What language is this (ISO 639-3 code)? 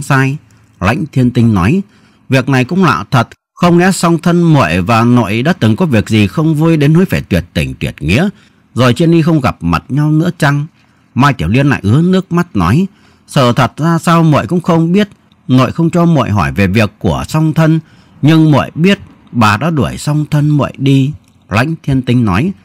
vie